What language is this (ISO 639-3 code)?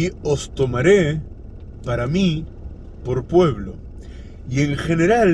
spa